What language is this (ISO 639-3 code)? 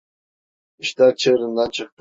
tur